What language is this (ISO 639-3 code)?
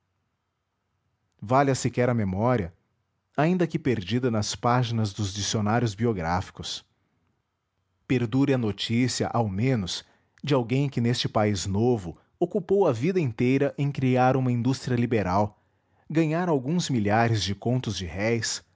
por